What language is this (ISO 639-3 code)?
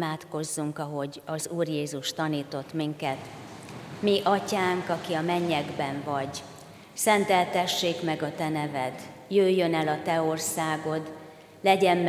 hun